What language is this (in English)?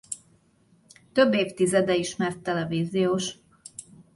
Hungarian